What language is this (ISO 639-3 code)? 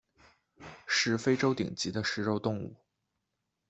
zho